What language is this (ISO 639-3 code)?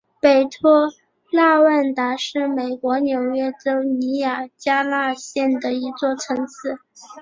zho